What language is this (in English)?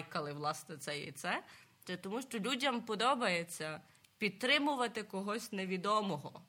Ukrainian